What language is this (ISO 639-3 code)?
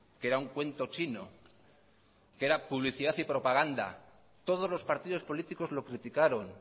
spa